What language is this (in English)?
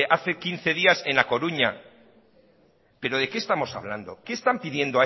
Spanish